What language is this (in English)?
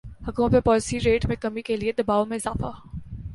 Urdu